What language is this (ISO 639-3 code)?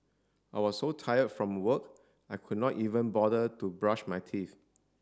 eng